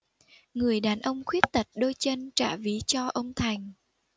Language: Vietnamese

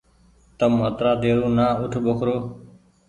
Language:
Goaria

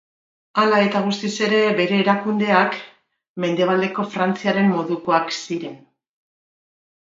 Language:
Basque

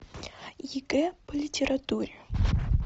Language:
Russian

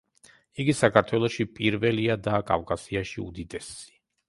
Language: Georgian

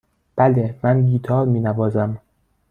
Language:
Persian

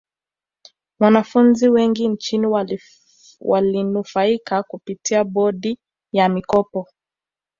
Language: Swahili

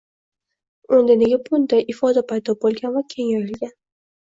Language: Uzbek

